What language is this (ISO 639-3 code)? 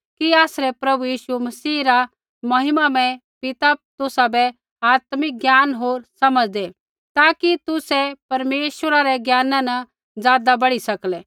kfx